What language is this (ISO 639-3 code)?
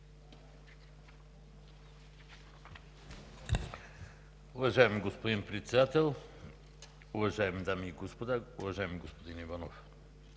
bul